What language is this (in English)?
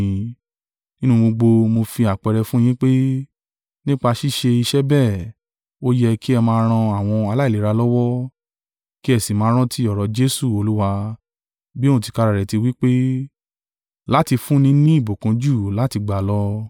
Yoruba